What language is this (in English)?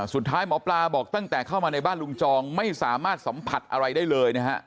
Thai